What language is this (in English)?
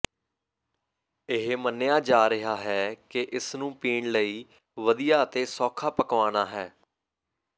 Punjabi